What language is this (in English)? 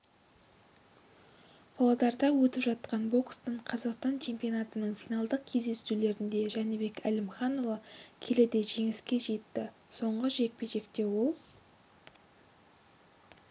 Kazakh